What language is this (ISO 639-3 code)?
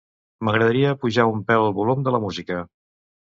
cat